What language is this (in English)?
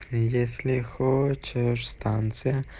Russian